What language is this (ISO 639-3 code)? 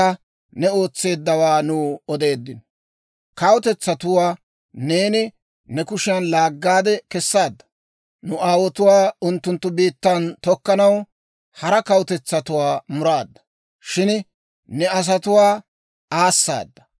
dwr